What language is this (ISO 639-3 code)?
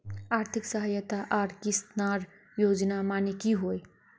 mag